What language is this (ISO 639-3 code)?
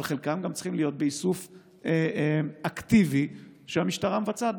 heb